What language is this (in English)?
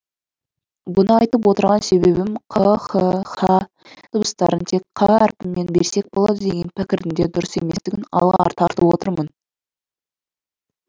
Kazakh